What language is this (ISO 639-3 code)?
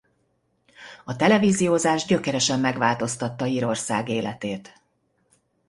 hun